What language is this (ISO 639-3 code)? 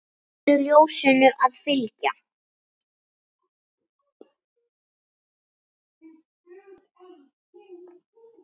isl